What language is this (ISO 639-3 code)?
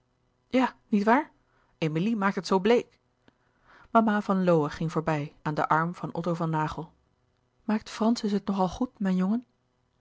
nld